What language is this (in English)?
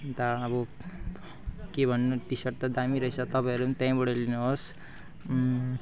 Nepali